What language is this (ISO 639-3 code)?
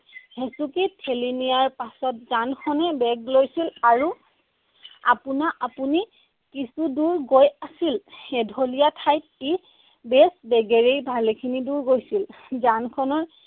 asm